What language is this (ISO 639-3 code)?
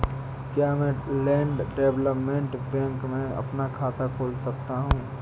hin